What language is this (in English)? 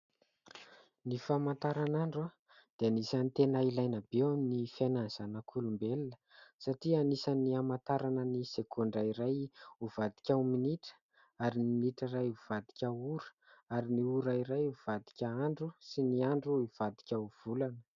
Malagasy